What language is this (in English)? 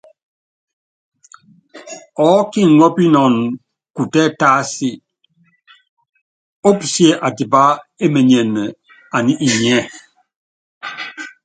Yangben